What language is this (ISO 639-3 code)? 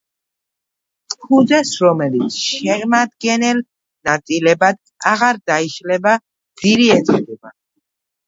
kat